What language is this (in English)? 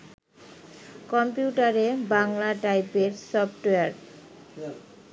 Bangla